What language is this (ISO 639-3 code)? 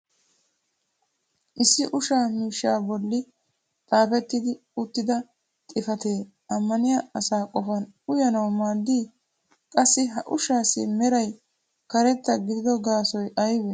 wal